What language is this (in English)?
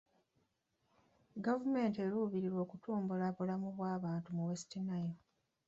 Ganda